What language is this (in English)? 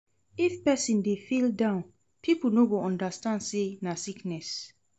Nigerian Pidgin